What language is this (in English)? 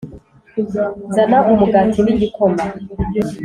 Kinyarwanda